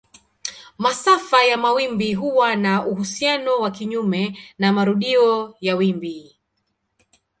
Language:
Swahili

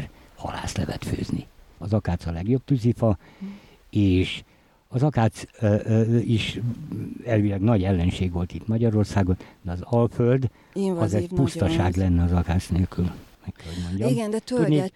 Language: Hungarian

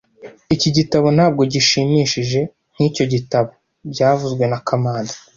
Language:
Kinyarwanda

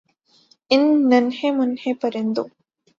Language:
Urdu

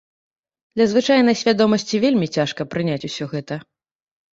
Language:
Belarusian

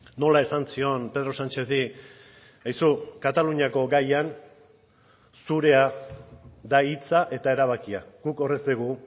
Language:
Basque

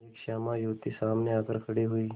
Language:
Hindi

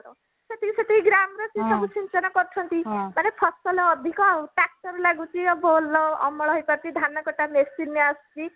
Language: Odia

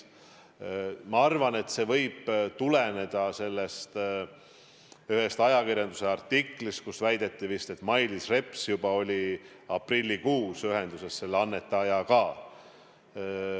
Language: Estonian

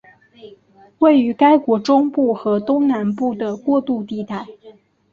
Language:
Chinese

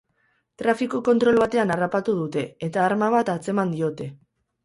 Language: Basque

